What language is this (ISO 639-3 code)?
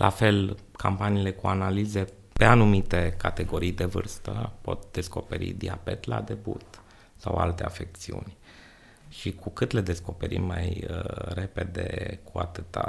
ron